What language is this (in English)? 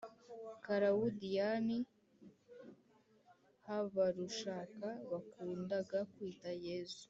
Kinyarwanda